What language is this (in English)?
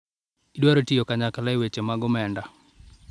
Luo (Kenya and Tanzania)